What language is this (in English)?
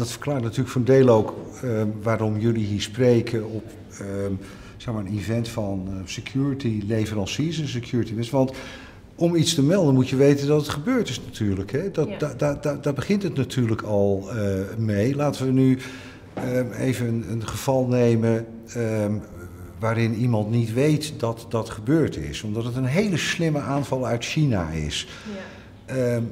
Dutch